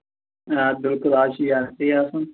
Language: Kashmiri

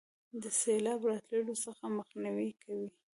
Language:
Pashto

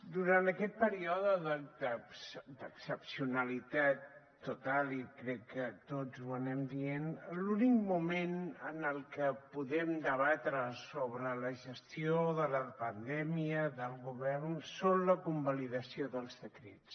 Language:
Catalan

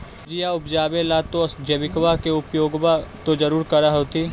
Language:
Magahi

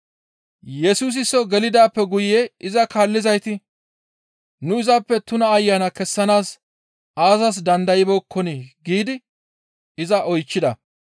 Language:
Gamo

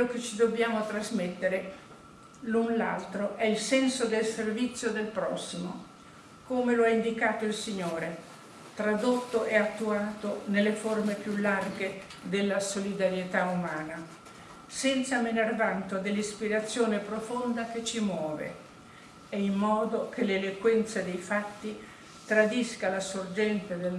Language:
Italian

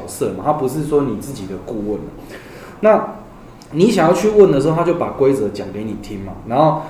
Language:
Chinese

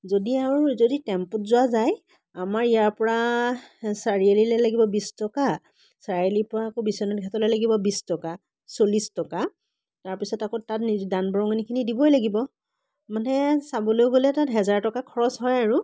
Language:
Assamese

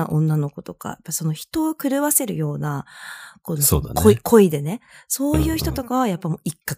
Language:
Japanese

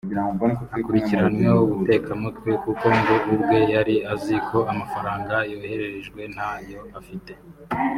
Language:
Kinyarwanda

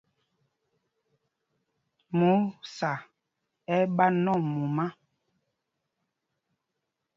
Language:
Mpumpong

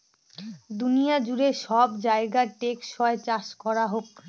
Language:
Bangla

